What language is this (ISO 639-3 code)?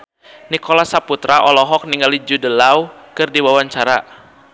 sun